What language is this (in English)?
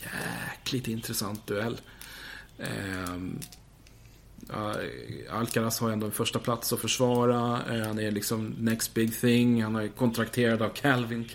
Swedish